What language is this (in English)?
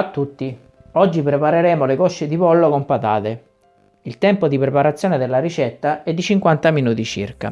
Italian